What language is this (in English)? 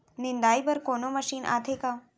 Chhattisgarhi